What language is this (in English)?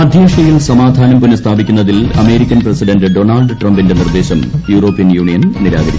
Malayalam